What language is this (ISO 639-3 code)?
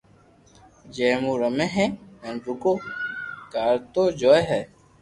lrk